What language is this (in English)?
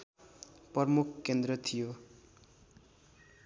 Nepali